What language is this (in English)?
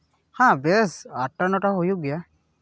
Santali